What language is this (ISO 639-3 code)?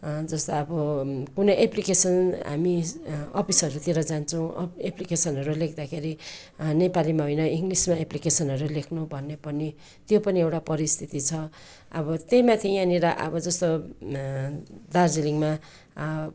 nep